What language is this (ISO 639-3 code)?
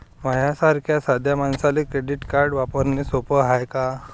mar